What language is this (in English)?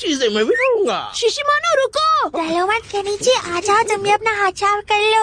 Hindi